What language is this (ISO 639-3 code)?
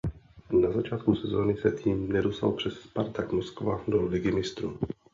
ces